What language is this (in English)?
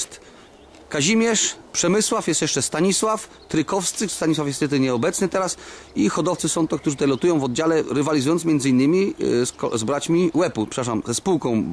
Polish